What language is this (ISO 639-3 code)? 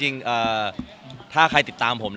tha